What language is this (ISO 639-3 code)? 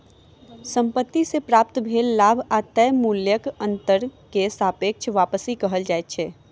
mai